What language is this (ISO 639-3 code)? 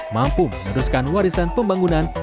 ind